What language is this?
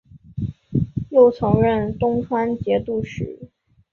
Chinese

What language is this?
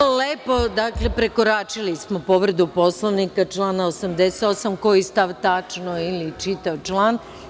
Serbian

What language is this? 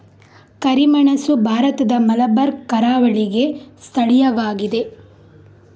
Kannada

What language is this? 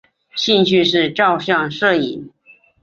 Chinese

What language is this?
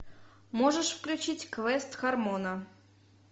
Russian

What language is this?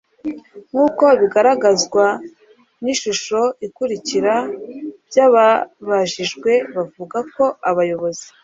Kinyarwanda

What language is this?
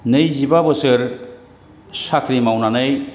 Bodo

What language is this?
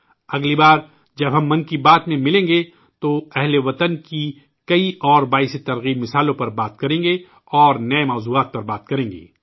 Urdu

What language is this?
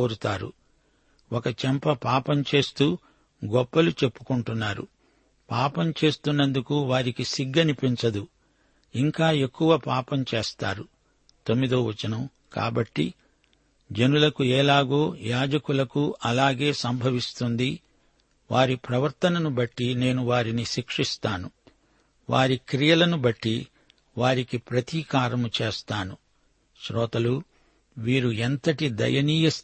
Telugu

